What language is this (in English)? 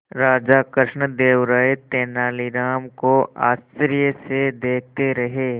Hindi